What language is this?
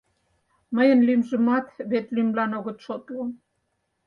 Mari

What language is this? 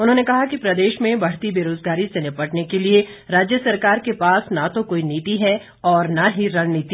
Hindi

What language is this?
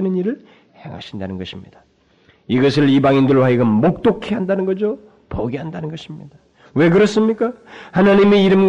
Korean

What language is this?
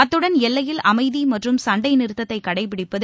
Tamil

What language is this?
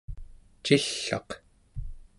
Central Yupik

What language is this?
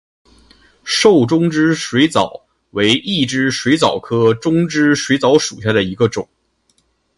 Chinese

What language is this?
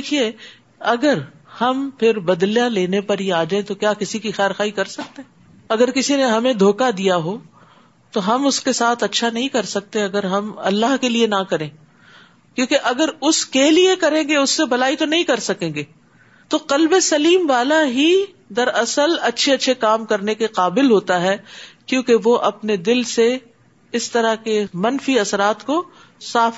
Urdu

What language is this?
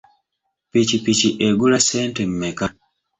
Ganda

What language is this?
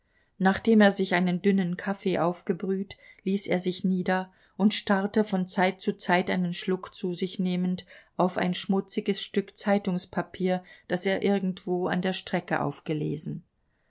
German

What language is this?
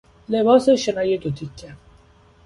Persian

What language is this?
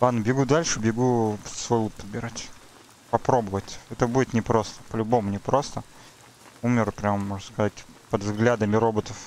Russian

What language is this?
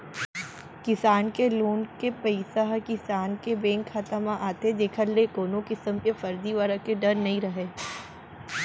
Chhattisgarhi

